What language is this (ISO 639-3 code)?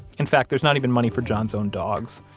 eng